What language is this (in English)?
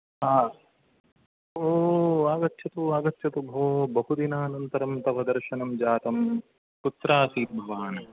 Sanskrit